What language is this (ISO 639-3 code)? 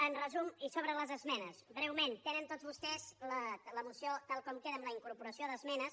cat